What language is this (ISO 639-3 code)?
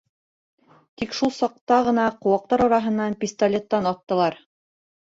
bak